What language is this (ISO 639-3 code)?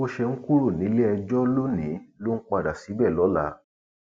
yor